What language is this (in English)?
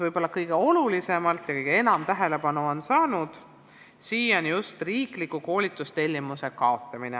Estonian